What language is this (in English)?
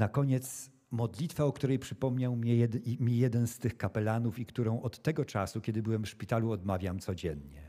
Polish